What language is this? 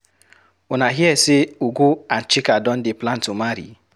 Nigerian Pidgin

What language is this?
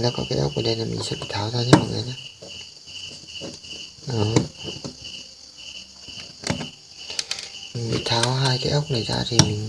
Vietnamese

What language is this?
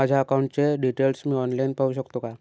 Marathi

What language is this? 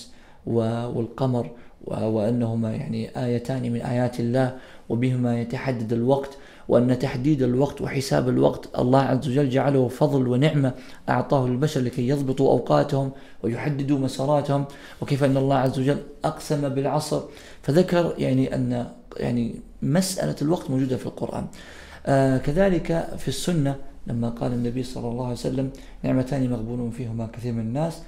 Arabic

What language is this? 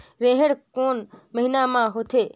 Chhattisgarhi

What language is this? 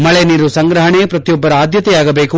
Kannada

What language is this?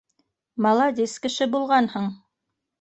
Bashkir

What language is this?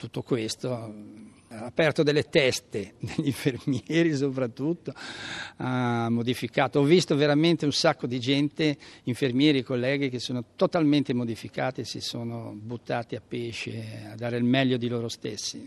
Italian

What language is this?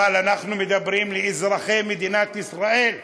Hebrew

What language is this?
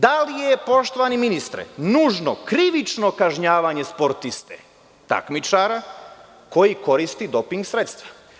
Serbian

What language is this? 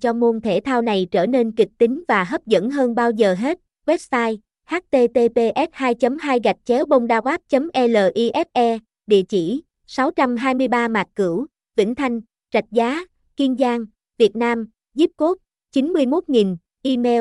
Vietnamese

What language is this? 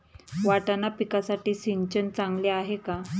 Marathi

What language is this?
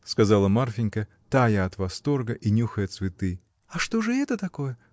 Russian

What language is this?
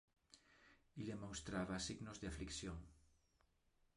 Interlingua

